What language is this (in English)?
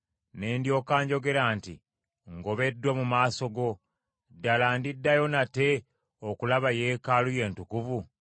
Ganda